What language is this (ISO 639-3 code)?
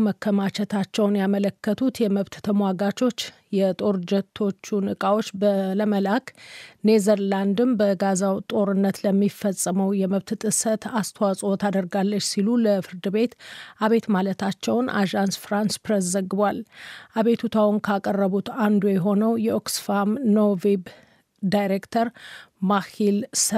amh